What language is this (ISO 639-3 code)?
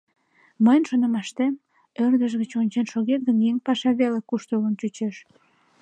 chm